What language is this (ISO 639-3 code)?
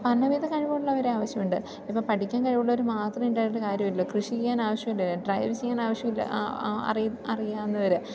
mal